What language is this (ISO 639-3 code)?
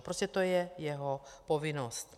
ces